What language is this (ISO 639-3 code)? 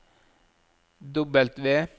nor